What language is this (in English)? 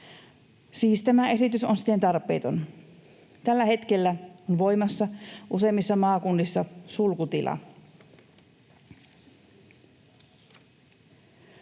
Finnish